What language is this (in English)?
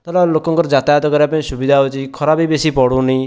Odia